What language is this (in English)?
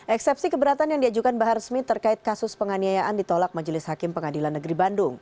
Indonesian